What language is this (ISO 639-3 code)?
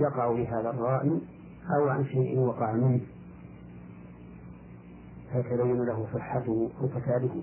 ara